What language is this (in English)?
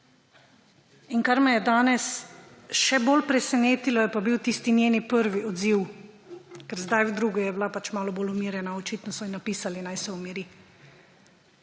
Slovenian